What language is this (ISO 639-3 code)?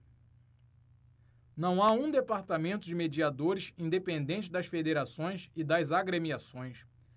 por